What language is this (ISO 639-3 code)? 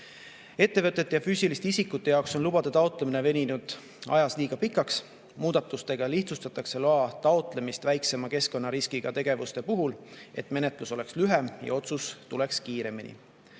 est